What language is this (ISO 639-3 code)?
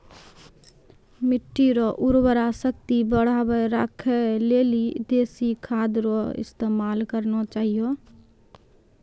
mai